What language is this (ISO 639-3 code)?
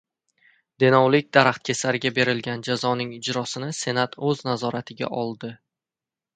uzb